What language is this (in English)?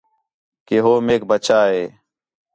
Khetrani